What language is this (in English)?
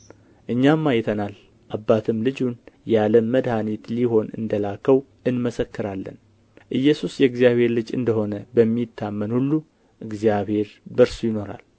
Amharic